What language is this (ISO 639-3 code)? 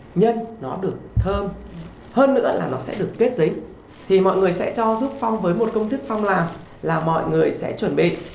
vie